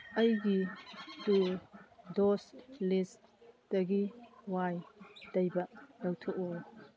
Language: Manipuri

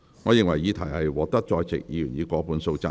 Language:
Cantonese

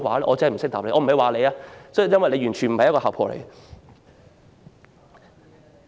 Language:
Cantonese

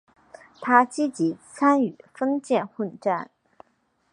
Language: Chinese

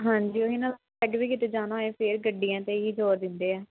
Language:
Punjabi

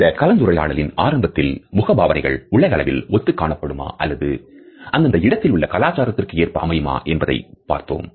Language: Tamil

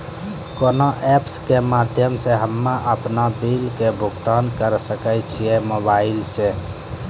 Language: Maithili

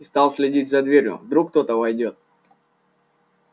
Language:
Russian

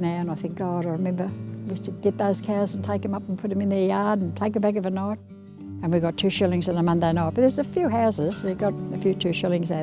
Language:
English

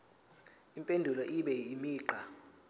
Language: Zulu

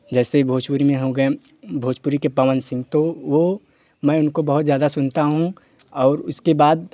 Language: Hindi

